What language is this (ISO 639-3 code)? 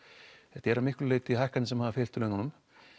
isl